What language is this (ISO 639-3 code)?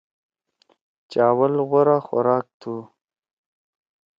trw